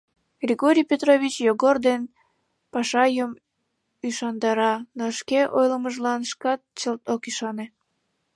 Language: Mari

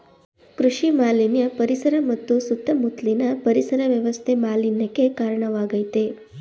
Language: Kannada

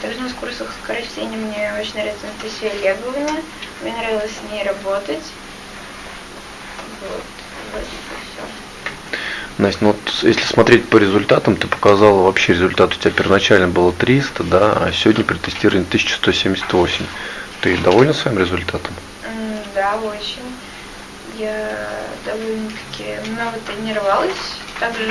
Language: Russian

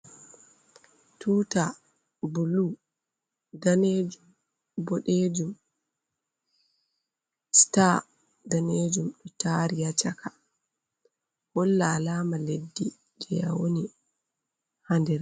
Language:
Fula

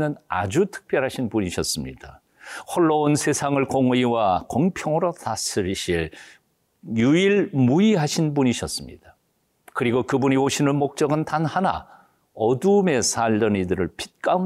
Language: Korean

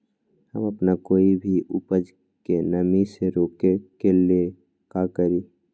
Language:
Magahi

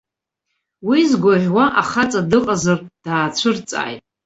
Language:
Abkhazian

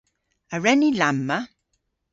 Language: Cornish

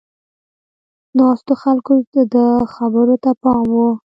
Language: Pashto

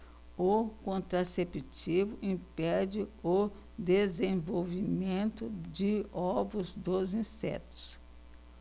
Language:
Portuguese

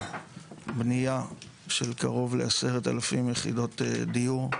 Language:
Hebrew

